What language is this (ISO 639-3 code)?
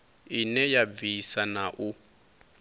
ven